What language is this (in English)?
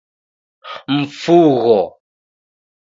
Taita